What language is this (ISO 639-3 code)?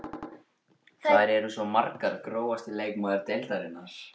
isl